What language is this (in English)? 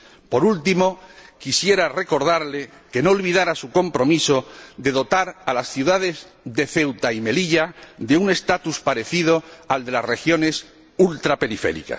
Spanish